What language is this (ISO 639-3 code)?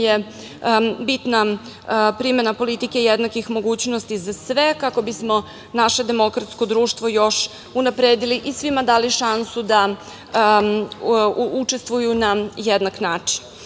srp